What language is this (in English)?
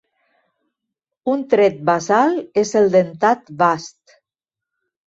Catalan